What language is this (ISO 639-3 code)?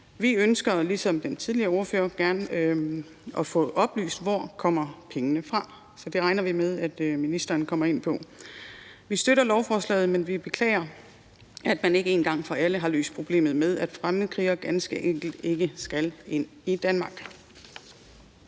dan